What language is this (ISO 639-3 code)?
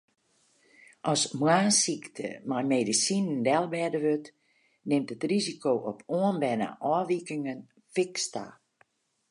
fry